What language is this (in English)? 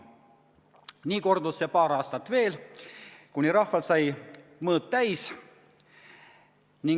Estonian